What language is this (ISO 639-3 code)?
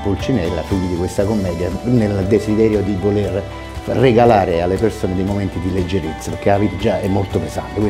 ita